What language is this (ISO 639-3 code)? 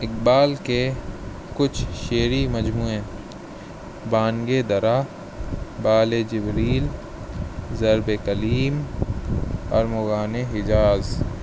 urd